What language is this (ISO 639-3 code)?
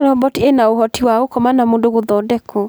kik